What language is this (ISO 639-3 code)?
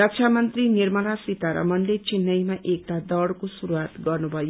nep